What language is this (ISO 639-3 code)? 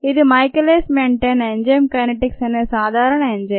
tel